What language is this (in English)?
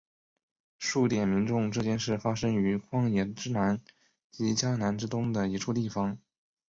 Chinese